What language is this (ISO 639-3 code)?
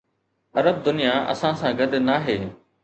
snd